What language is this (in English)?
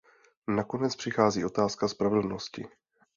Czech